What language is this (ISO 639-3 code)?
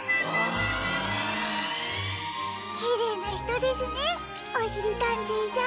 jpn